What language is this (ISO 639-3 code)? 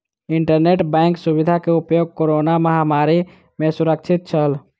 mai